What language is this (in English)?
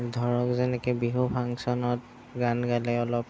Assamese